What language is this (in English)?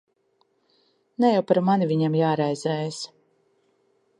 Latvian